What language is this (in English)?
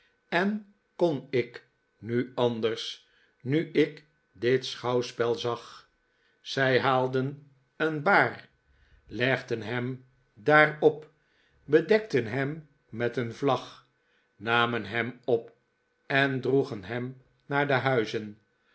Dutch